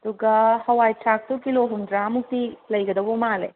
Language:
Manipuri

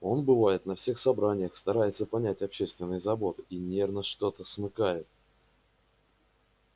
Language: Russian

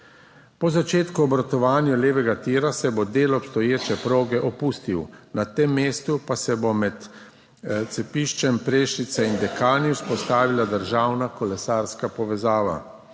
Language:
Slovenian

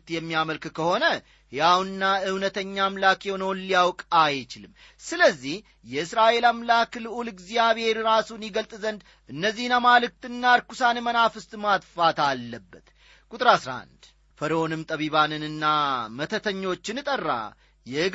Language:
Amharic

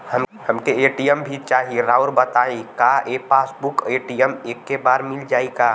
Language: Bhojpuri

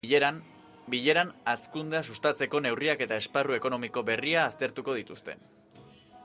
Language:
Basque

